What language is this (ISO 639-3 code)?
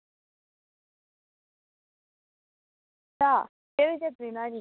doi